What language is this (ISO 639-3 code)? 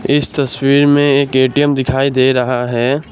hin